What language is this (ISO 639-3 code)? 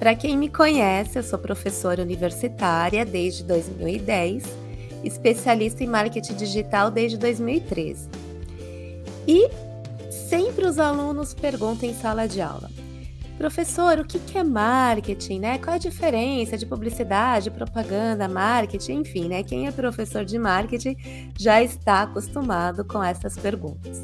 por